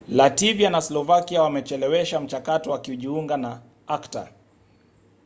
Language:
Swahili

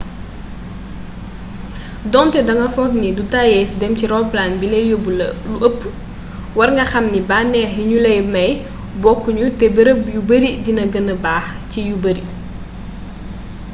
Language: Wolof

